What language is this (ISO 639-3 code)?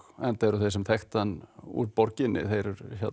isl